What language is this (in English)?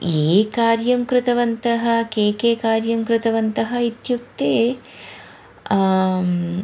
Sanskrit